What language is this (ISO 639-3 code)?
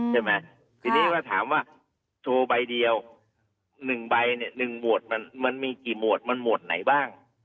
tha